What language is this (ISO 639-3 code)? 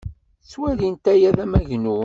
kab